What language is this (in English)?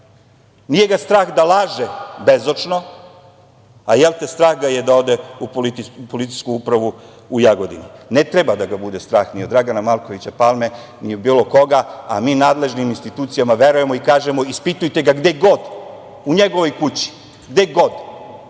Serbian